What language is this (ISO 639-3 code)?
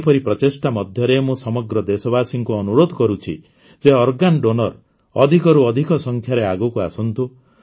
ori